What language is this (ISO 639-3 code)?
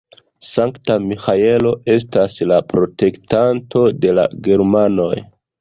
epo